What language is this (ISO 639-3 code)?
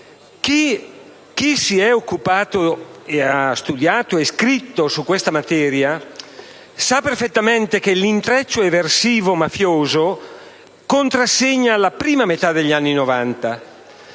ita